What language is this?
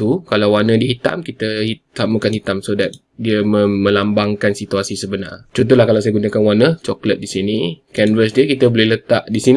Malay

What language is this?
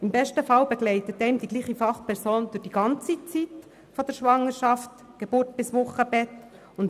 Swiss German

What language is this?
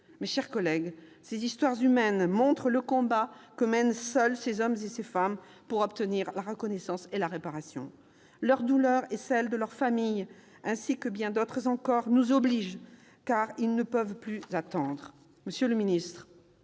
French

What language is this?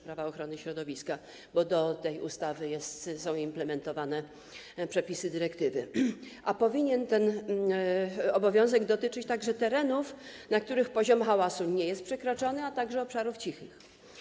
Polish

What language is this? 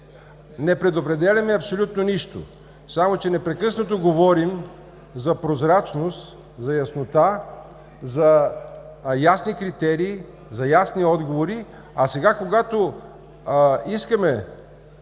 Bulgarian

